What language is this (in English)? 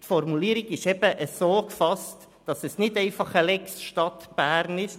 Swiss German